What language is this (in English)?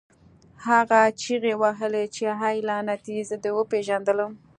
Pashto